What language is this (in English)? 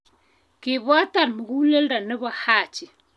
Kalenjin